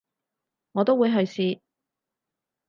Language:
Cantonese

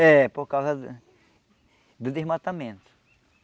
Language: Portuguese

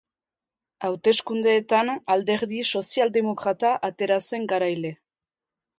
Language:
Basque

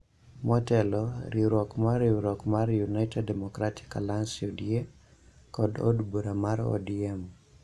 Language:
Luo (Kenya and Tanzania)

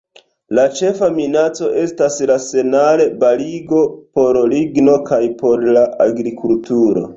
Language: Esperanto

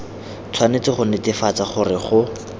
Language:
Tswana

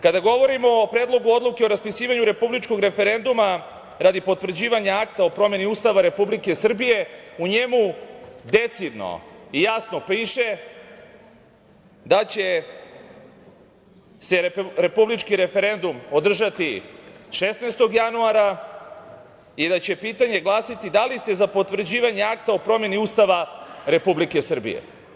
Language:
Serbian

